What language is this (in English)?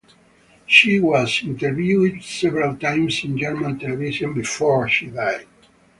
English